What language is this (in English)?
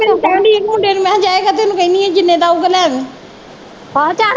Punjabi